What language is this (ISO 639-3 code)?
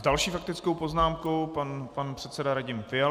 ces